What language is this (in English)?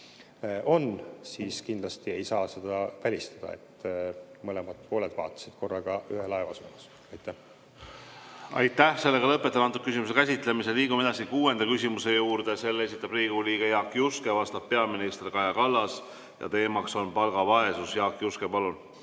Estonian